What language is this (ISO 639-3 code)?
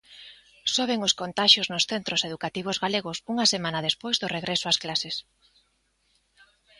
glg